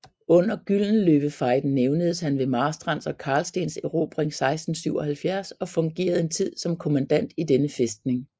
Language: Danish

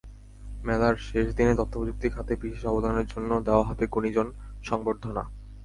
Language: Bangla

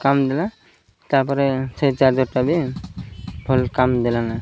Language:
Odia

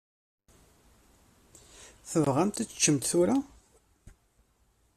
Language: Kabyle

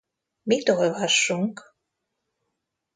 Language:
Hungarian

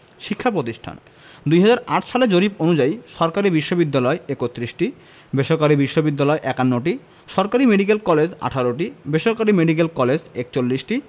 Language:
Bangla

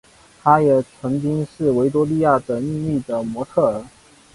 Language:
Chinese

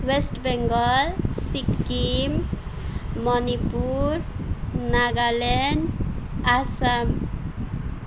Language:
Nepali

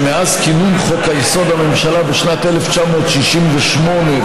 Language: Hebrew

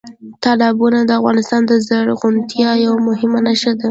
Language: Pashto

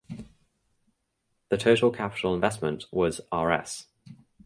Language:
English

